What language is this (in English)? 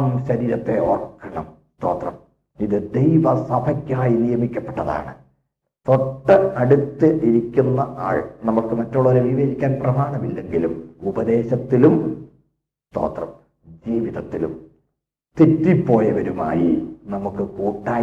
Malayalam